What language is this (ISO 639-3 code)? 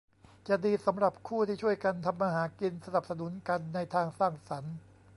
tha